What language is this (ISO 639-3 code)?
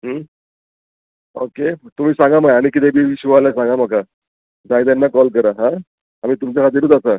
kok